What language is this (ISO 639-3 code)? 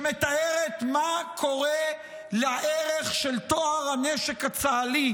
heb